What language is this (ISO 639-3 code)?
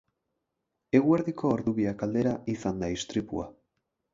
eus